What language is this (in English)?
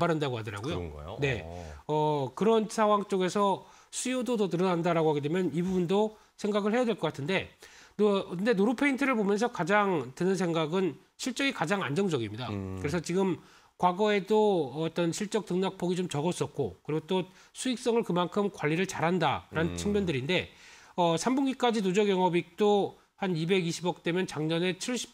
Korean